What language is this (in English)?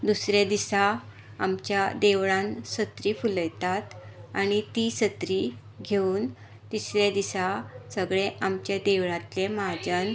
Konkani